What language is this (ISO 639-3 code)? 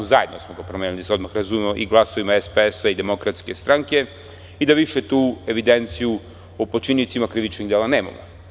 srp